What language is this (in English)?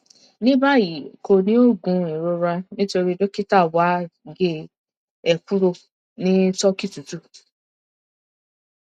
Yoruba